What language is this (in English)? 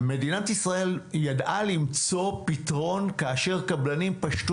Hebrew